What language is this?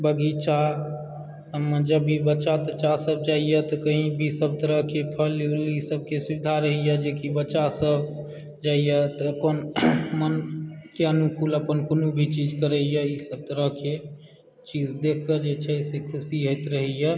Maithili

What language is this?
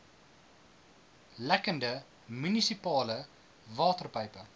Afrikaans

